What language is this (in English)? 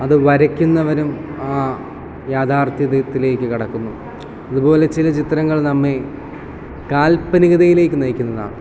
Malayalam